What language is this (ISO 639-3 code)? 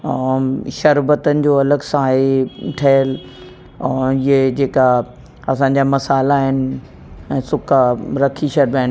snd